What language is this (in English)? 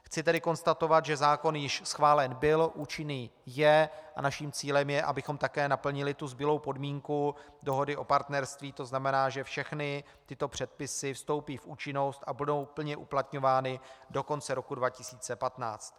Czech